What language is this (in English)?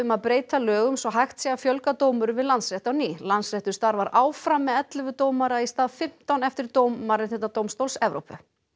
Icelandic